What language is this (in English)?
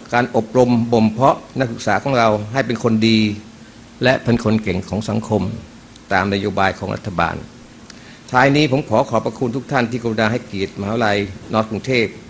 Thai